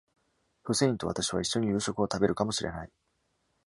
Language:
Japanese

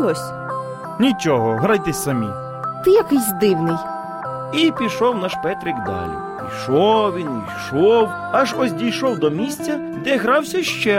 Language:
Ukrainian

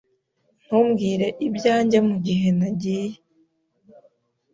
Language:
Kinyarwanda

